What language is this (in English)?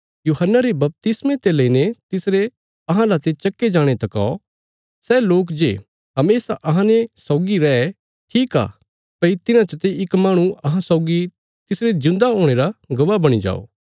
Bilaspuri